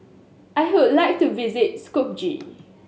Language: English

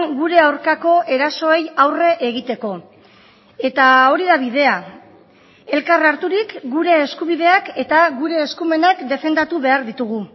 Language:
Basque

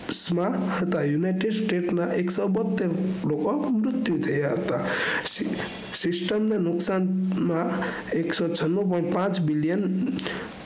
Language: Gujarati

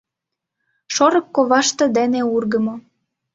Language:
Mari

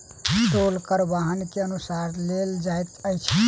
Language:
Maithili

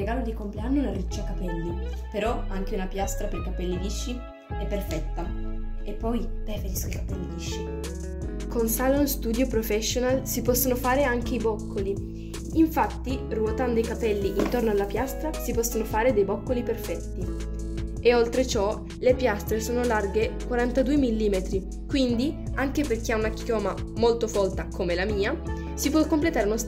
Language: Italian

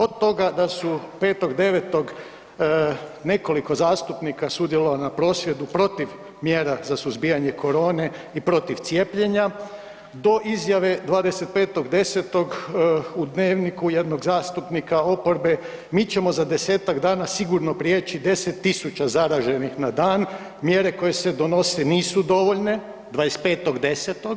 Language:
Croatian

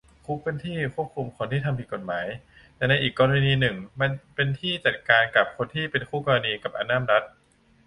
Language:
Thai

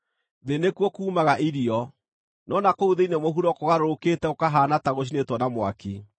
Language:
Kikuyu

